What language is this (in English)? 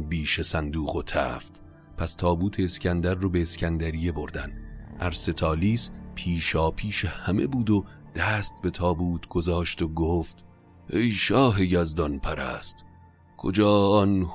Persian